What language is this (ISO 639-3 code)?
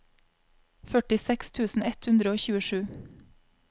nor